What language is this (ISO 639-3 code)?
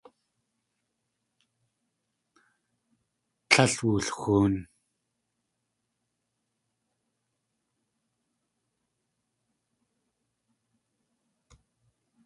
tli